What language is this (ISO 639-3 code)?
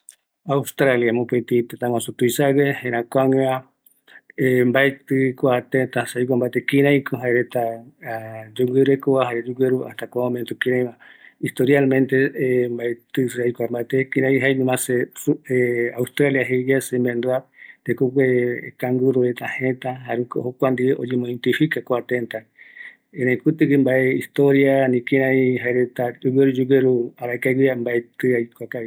gui